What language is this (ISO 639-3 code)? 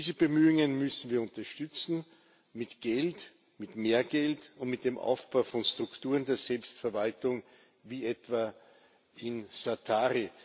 deu